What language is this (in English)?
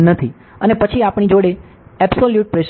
Gujarati